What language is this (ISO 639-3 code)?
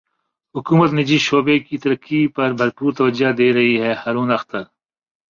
urd